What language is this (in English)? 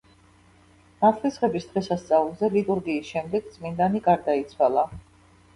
Georgian